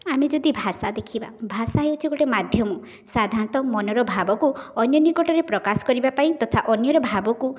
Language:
Odia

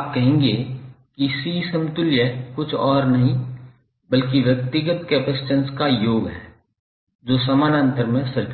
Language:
Hindi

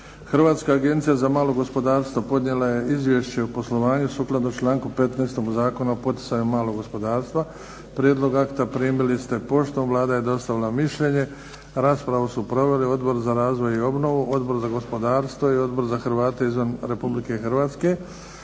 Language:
Croatian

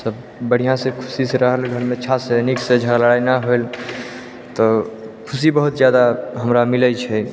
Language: Maithili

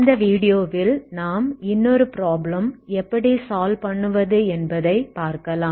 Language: Tamil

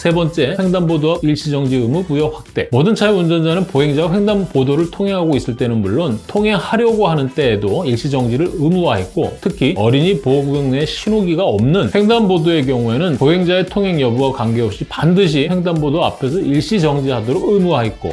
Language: Korean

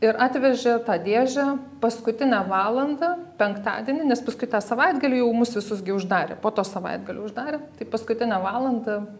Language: Lithuanian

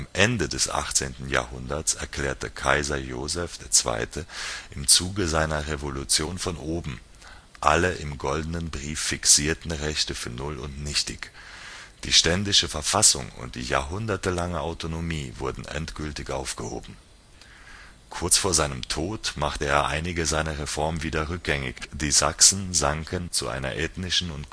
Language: German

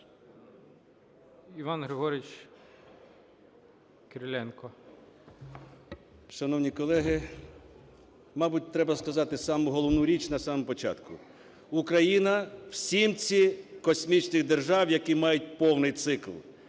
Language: Ukrainian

